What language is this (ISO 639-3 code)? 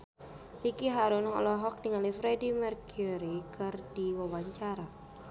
sun